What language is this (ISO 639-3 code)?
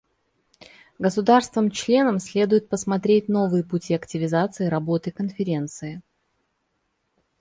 rus